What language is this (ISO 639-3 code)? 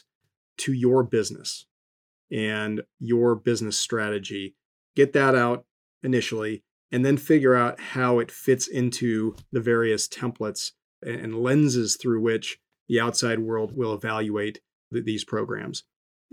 eng